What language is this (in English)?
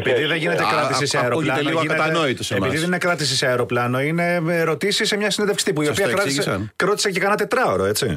Greek